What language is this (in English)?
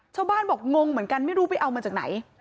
Thai